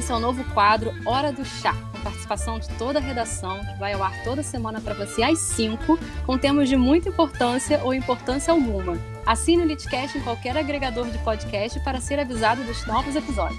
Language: Portuguese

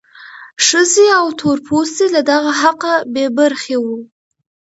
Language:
Pashto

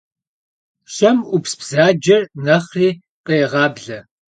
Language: Kabardian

